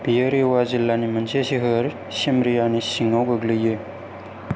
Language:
Bodo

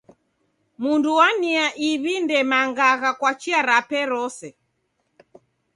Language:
Taita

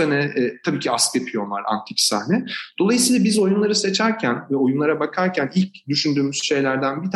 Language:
Turkish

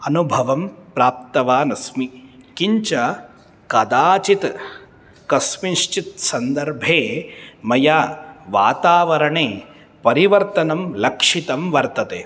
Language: Sanskrit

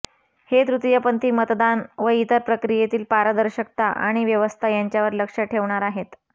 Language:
Marathi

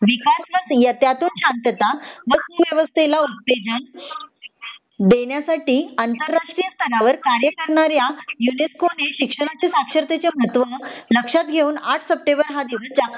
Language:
Marathi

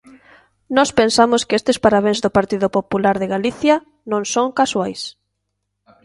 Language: Galician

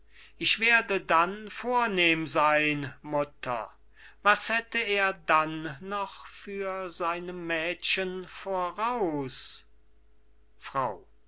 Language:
German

